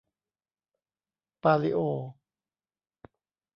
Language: Thai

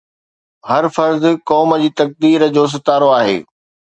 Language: Sindhi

